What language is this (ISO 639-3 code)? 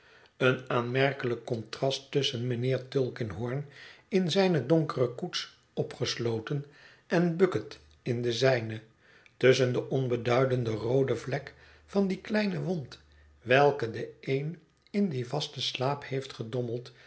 nld